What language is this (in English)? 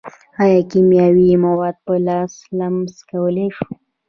Pashto